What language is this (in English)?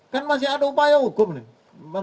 Indonesian